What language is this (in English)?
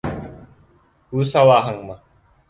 Bashkir